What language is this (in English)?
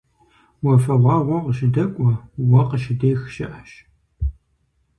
Kabardian